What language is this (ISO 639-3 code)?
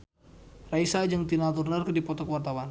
sun